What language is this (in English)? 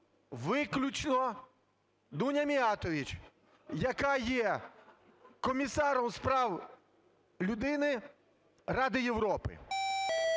Ukrainian